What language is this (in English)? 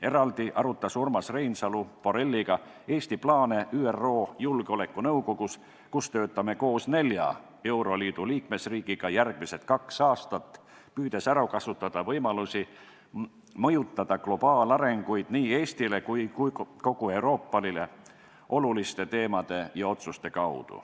Estonian